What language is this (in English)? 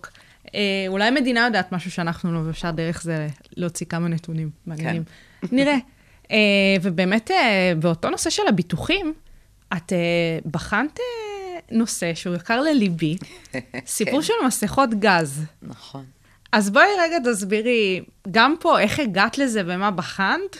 Hebrew